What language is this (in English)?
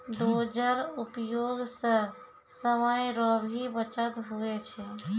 Maithili